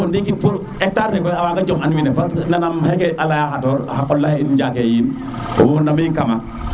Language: Serer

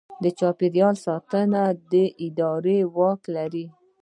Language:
Pashto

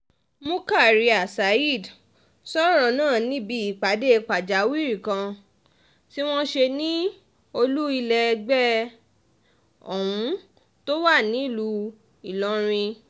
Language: Yoruba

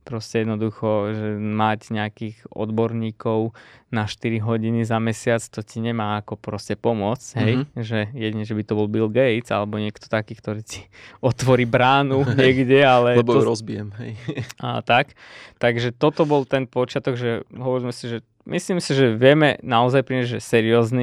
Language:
Slovak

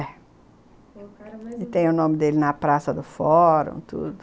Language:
Portuguese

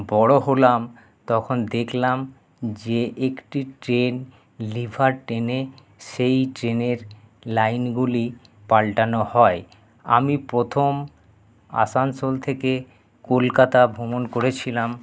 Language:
Bangla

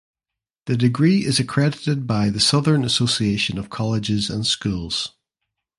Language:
English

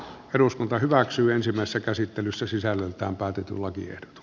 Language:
Finnish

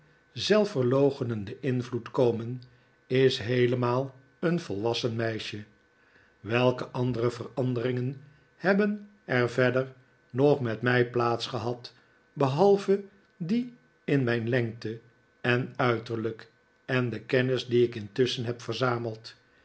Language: Dutch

